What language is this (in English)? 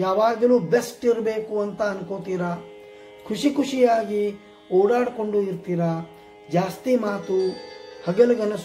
Romanian